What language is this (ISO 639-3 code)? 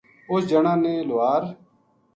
gju